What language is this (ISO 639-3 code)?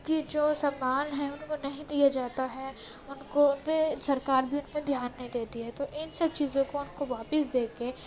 urd